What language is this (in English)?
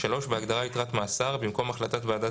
Hebrew